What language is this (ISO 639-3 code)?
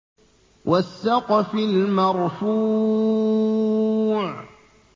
ara